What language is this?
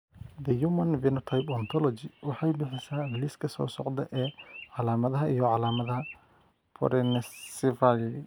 Somali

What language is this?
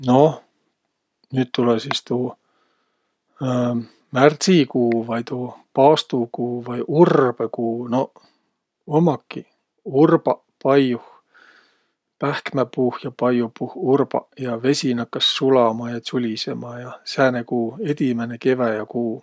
Võro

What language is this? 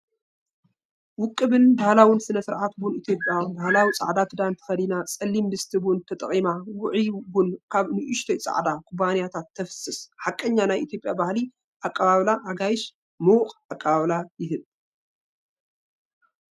Tigrinya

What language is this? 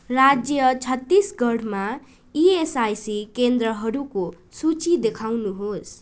Nepali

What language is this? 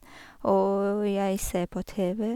Norwegian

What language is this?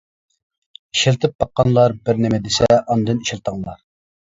Uyghur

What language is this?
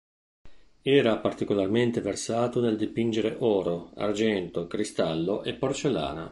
Italian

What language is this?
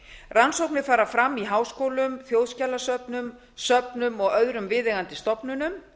Icelandic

